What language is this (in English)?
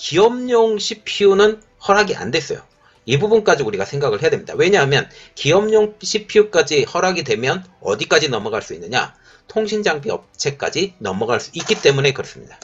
Korean